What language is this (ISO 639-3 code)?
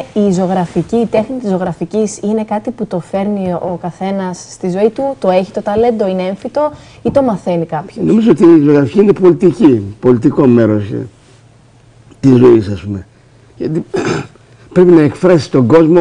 ell